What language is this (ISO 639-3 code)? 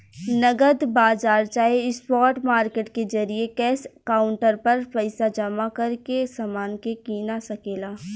bho